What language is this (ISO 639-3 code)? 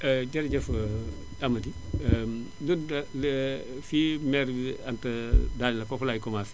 wol